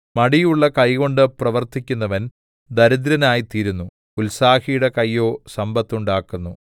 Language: Malayalam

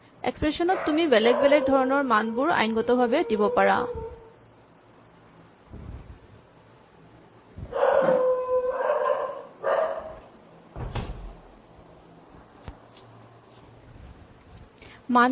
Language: Assamese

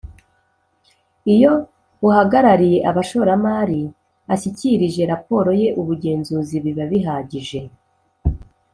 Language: Kinyarwanda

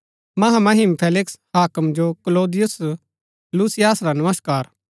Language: Gaddi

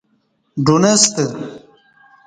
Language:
Kati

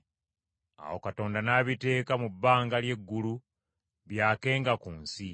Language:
Ganda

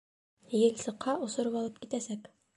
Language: Bashkir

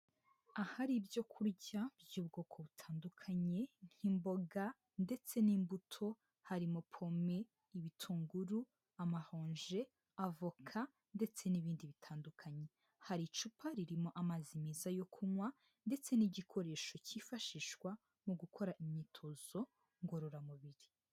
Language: Kinyarwanda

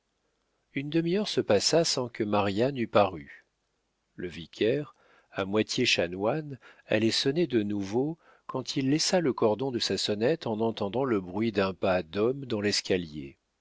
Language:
French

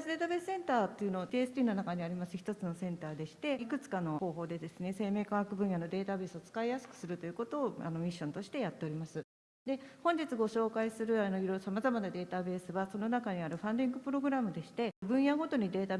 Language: Japanese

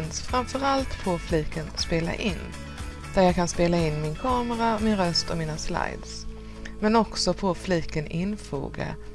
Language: Swedish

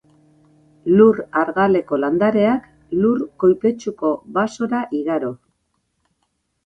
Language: Basque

